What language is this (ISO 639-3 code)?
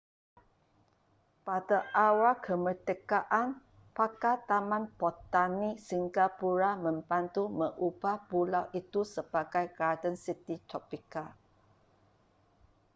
msa